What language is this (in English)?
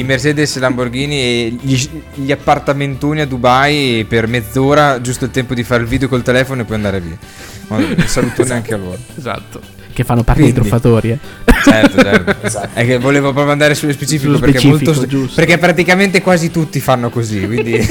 Italian